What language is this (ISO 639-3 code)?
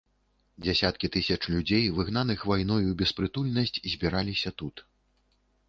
bel